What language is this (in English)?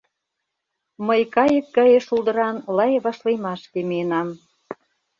Mari